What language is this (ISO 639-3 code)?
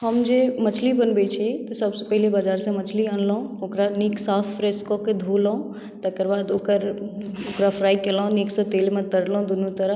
mai